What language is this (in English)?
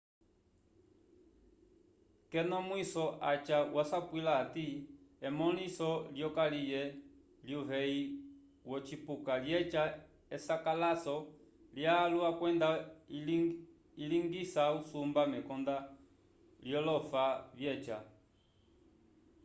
Umbundu